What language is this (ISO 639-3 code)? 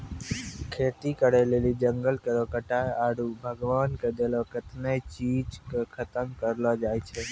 mai